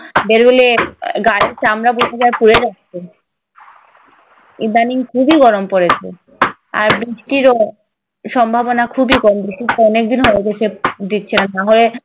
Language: Bangla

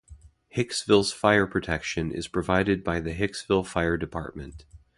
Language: English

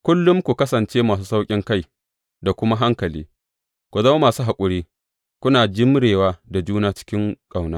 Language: Hausa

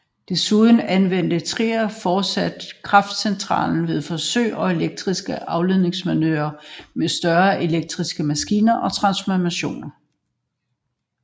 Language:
Danish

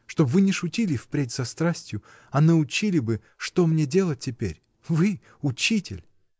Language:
Russian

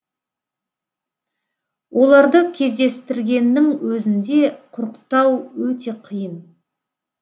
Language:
Kazakh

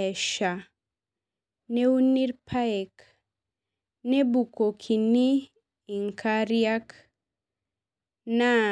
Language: Masai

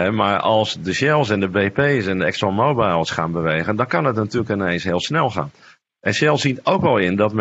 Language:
Dutch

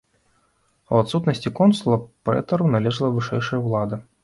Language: Belarusian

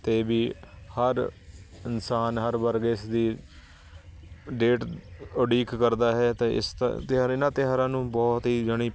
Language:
Punjabi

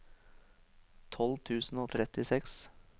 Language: Norwegian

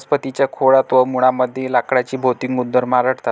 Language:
Marathi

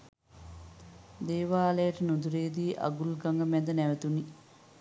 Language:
Sinhala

